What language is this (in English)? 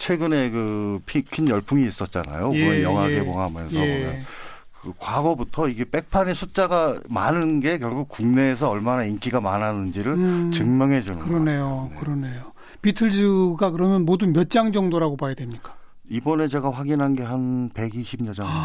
Korean